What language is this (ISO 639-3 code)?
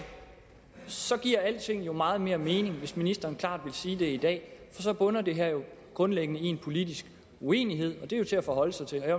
dan